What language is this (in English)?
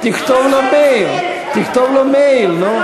Hebrew